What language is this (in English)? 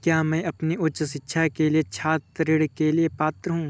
Hindi